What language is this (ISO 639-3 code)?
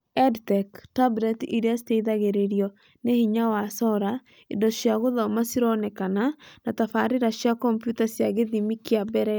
kik